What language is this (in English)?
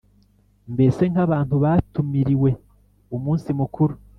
Kinyarwanda